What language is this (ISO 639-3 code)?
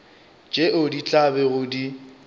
nso